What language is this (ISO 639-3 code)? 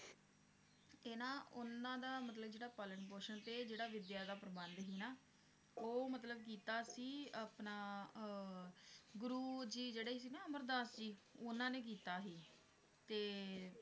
pan